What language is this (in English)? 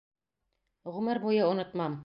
Bashkir